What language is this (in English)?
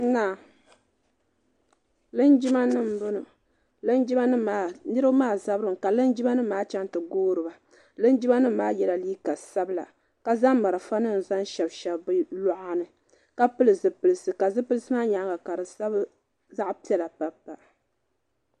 Dagbani